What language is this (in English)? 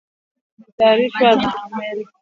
Swahili